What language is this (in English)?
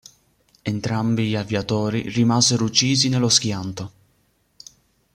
Italian